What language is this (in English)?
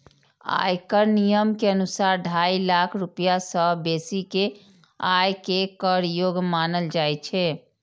Maithili